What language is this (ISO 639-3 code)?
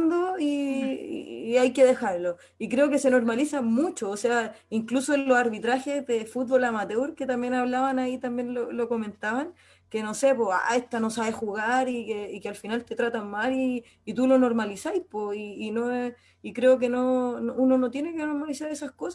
spa